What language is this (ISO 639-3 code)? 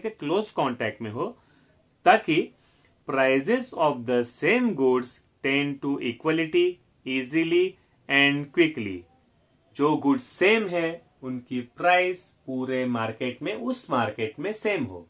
hin